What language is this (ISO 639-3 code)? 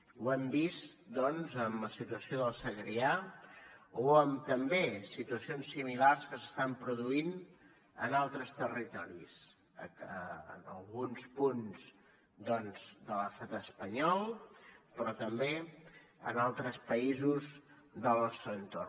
cat